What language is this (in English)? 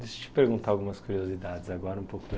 Portuguese